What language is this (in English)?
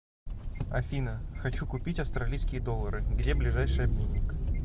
Russian